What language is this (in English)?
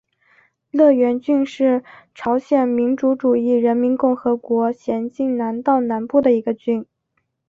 Chinese